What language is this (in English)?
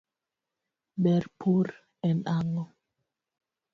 Luo (Kenya and Tanzania)